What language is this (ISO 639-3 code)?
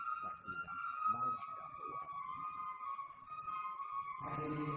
ind